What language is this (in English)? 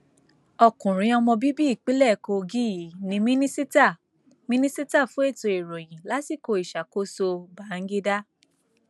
Yoruba